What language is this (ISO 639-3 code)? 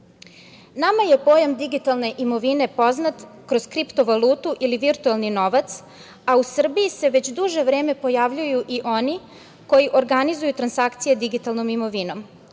srp